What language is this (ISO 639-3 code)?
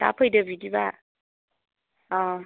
brx